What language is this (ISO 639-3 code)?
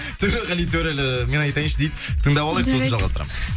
kaz